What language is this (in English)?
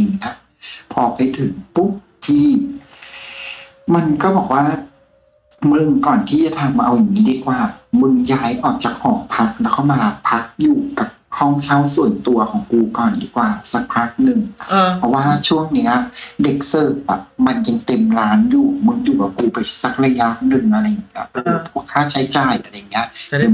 Thai